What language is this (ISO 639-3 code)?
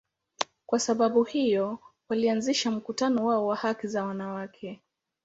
swa